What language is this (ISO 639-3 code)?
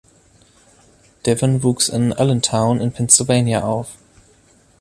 deu